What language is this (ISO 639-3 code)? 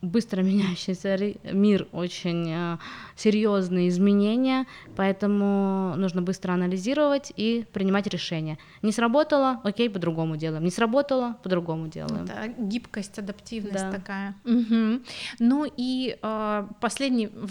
rus